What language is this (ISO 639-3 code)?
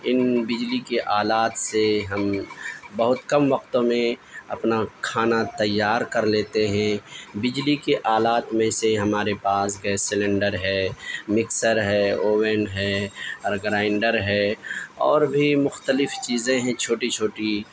urd